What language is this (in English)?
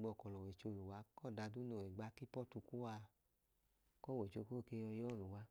Idoma